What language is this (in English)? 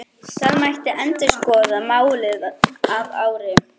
Icelandic